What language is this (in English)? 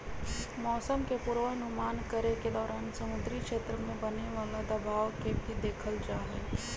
Magahi